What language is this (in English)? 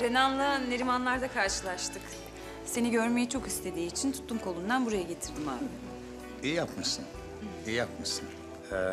Turkish